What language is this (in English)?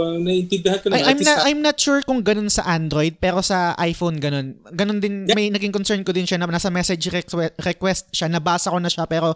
Filipino